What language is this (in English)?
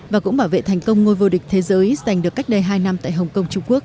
Vietnamese